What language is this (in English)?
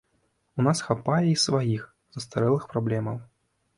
Belarusian